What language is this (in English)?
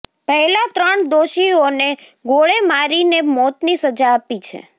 Gujarati